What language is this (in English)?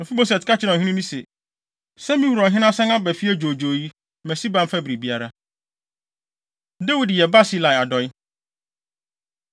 Akan